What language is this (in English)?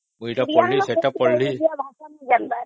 Odia